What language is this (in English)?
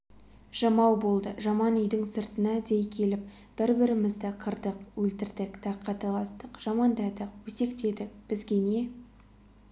Kazakh